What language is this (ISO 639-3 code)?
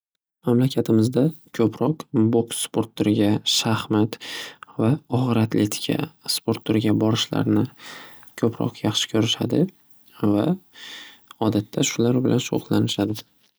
uzb